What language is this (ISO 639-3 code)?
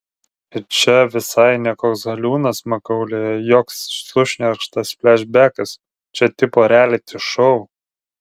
lit